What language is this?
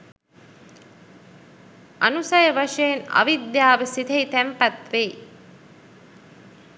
Sinhala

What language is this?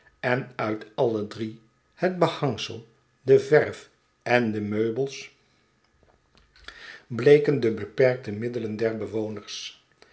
Dutch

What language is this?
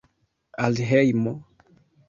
Esperanto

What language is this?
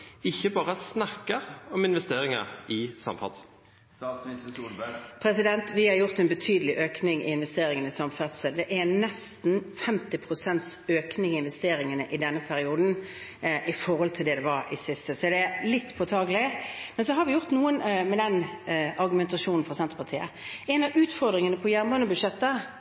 Norwegian Bokmål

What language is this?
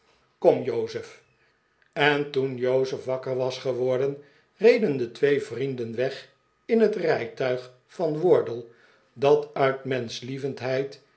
Dutch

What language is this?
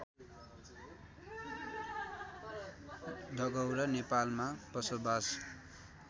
Nepali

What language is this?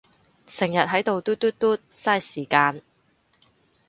Cantonese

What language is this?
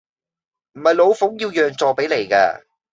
Cantonese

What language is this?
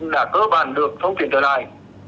Vietnamese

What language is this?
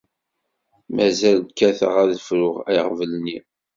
Kabyle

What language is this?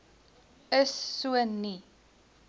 Afrikaans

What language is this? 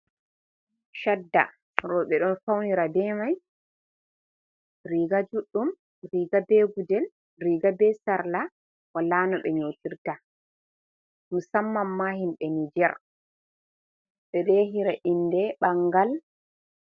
Fula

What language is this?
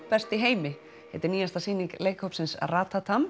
Icelandic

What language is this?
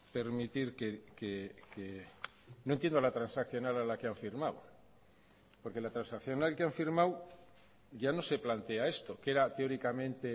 Spanish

